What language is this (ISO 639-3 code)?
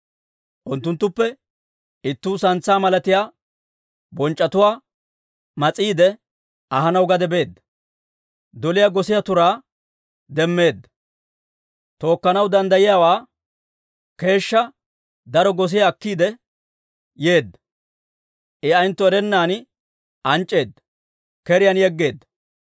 dwr